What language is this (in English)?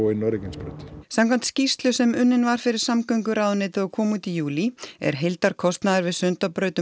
Icelandic